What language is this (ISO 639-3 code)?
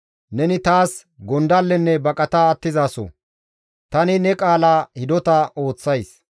gmv